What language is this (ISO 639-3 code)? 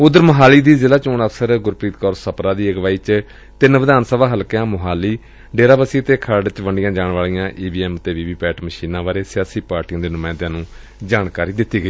pan